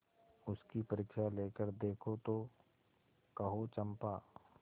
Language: Hindi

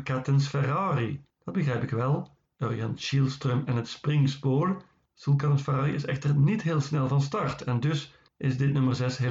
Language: Dutch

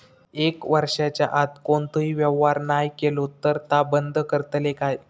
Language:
Marathi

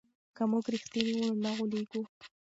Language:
Pashto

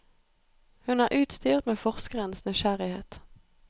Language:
Norwegian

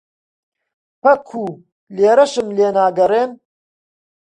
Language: Central Kurdish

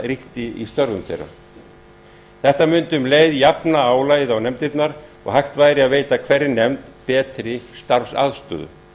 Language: Icelandic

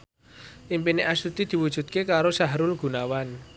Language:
Javanese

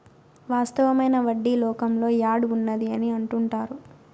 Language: Telugu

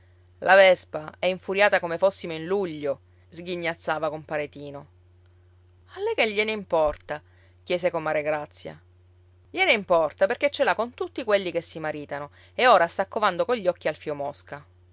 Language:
Italian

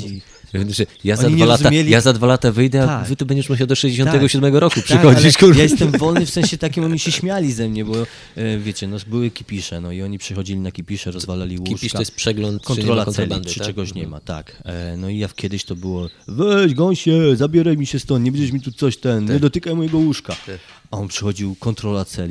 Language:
Polish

